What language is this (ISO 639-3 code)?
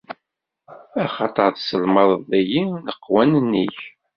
kab